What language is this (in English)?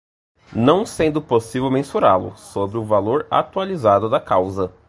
Portuguese